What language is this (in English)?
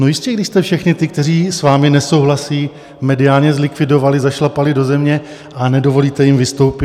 Czech